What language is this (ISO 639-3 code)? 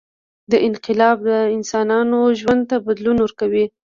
pus